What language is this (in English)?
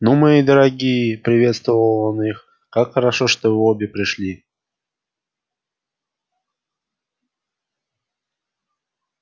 Russian